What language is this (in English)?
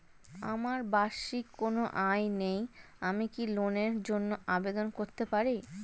Bangla